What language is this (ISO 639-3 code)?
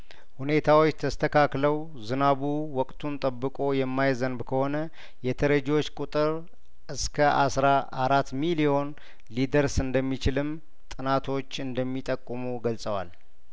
amh